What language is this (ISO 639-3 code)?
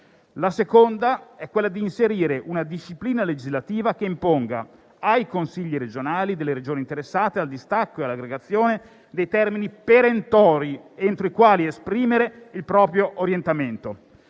ita